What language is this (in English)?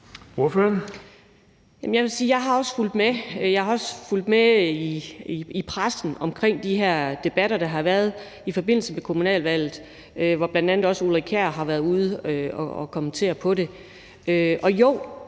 Danish